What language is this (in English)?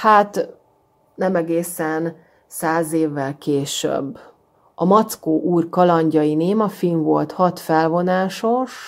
Hungarian